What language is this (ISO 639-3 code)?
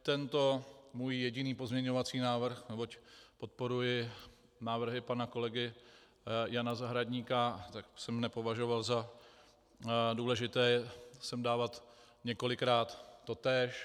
ces